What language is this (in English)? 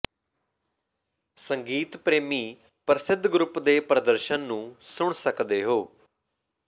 Punjabi